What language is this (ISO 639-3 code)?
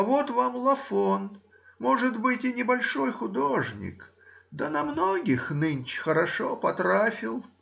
rus